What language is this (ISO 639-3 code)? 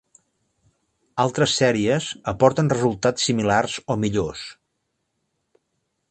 cat